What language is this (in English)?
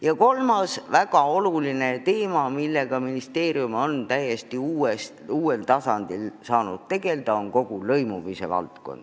Estonian